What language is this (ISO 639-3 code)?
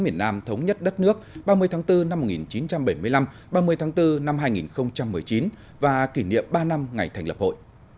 vie